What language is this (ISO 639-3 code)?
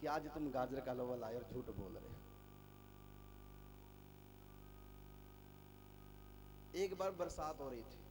hin